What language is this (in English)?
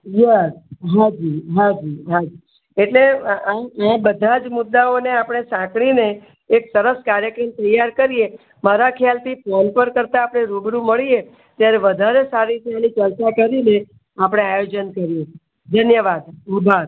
Gujarati